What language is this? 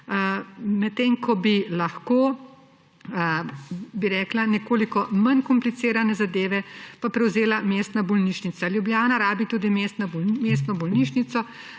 Slovenian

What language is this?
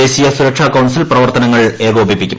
Malayalam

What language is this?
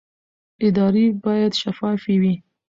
Pashto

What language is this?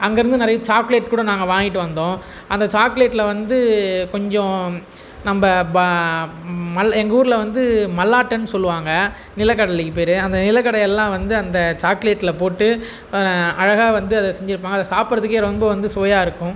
Tamil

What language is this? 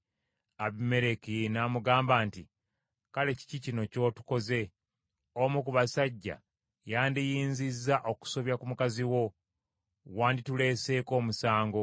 Ganda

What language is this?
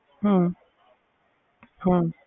Punjabi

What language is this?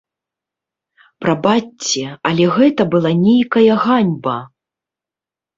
Belarusian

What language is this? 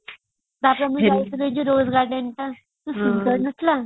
Odia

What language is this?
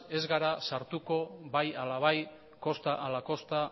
Basque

